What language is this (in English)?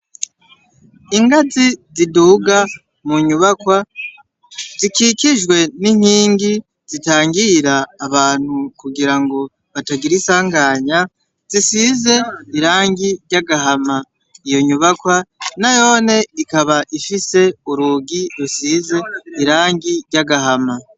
Rundi